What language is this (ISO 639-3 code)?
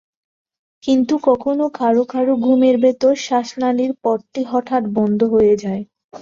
ben